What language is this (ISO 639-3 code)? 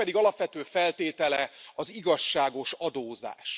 hun